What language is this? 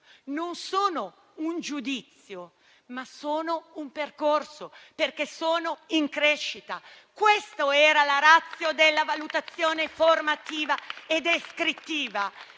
Italian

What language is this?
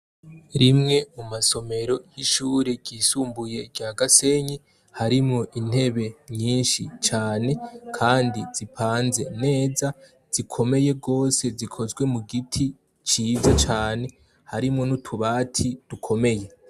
Rundi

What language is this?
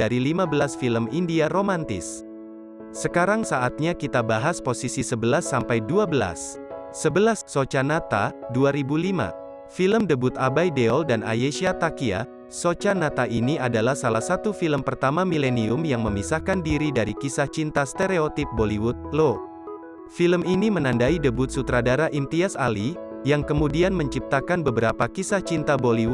Indonesian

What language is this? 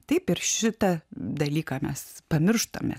Lithuanian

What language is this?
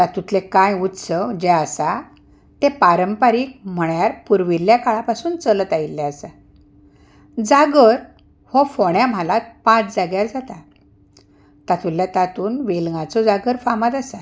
Konkani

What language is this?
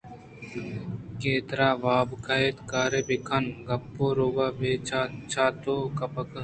Eastern Balochi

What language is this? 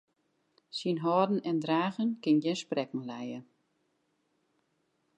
Western Frisian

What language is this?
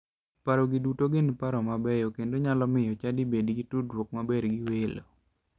Luo (Kenya and Tanzania)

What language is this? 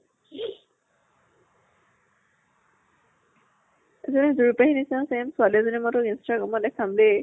Assamese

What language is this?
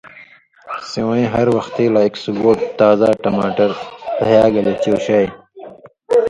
Indus Kohistani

